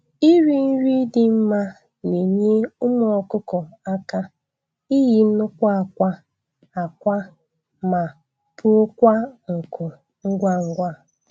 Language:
Igbo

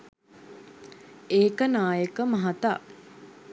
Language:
Sinhala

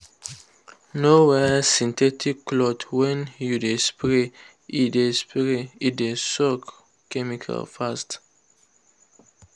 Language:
Nigerian Pidgin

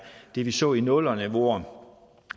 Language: Danish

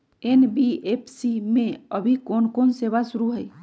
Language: Magahi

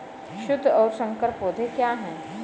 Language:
Hindi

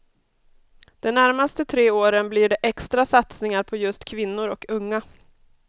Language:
Swedish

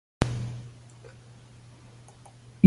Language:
Greek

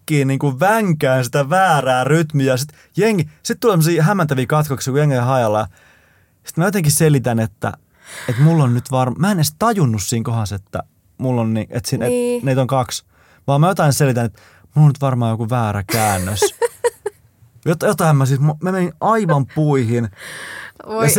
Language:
Finnish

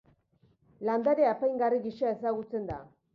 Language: Basque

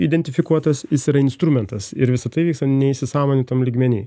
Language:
Lithuanian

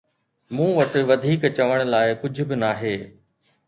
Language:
Sindhi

